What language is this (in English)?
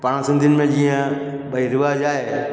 Sindhi